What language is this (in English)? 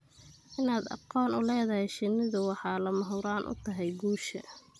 Somali